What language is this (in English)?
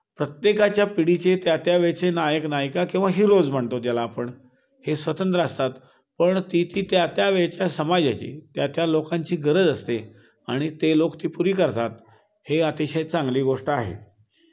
Marathi